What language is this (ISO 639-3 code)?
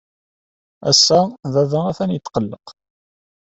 kab